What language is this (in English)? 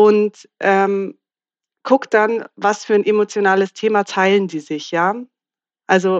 German